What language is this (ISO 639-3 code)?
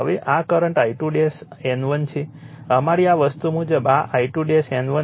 guj